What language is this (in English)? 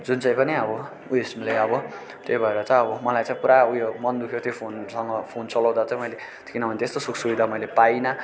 Nepali